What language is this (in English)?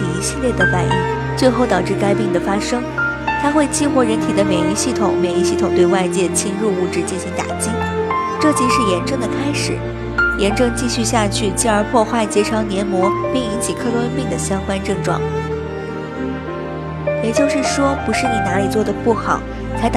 Chinese